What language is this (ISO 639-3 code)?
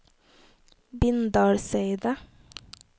nor